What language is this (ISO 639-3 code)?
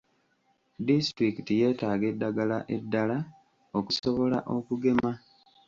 lug